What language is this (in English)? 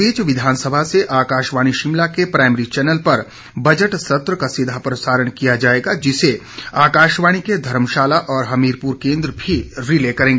Hindi